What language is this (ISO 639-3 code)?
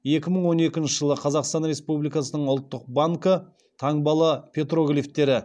kaz